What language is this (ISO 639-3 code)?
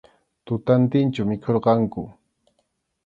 qxu